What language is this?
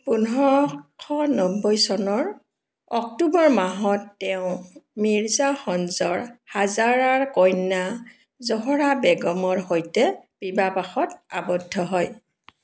Assamese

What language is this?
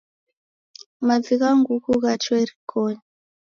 Taita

